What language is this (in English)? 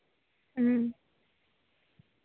Santali